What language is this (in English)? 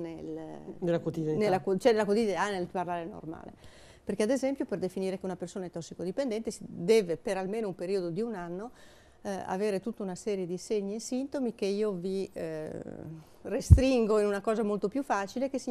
Italian